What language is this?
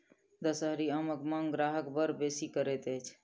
Maithili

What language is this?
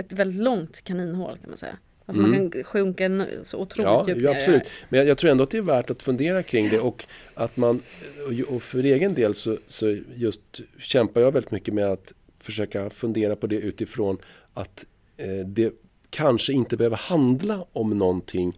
Swedish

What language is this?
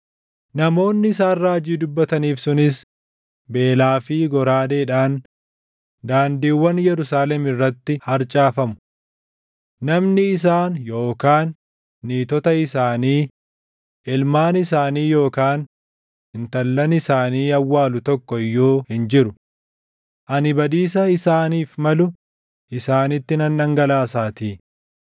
Oromo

